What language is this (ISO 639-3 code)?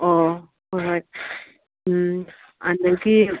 mni